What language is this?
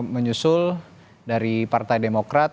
Indonesian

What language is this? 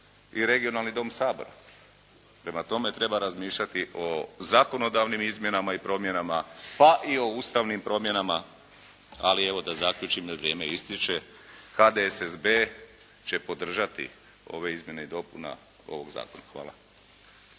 Croatian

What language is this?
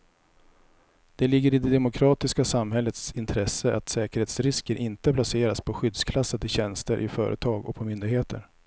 Swedish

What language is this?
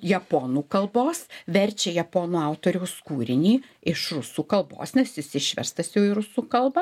Lithuanian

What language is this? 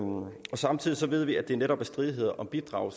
Danish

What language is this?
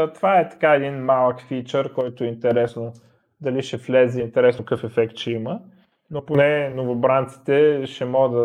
Bulgarian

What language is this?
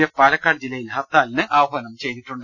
Malayalam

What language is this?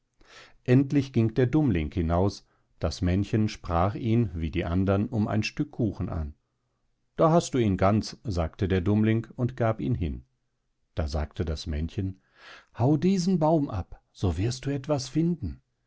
German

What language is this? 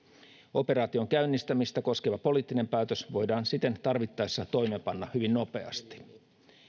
Finnish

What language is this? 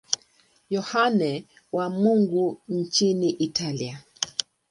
Swahili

